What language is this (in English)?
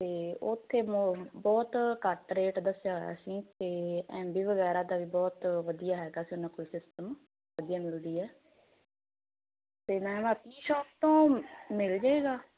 Punjabi